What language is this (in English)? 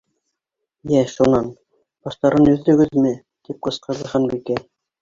Bashkir